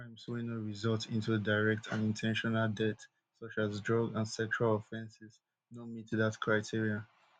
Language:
Nigerian Pidgin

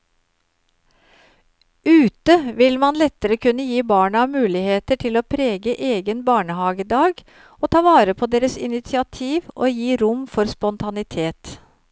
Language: Norwegian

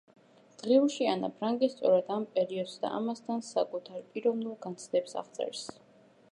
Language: Georgian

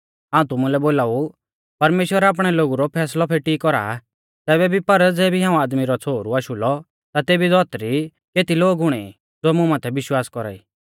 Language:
Mahasu Pahari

